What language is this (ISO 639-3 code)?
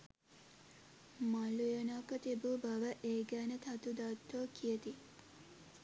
sin